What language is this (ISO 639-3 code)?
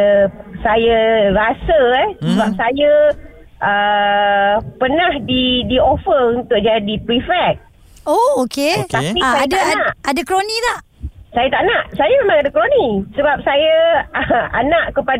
msa